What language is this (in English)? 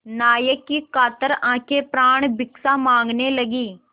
Hindi